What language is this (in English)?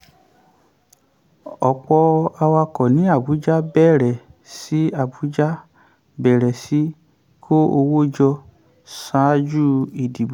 Yoruba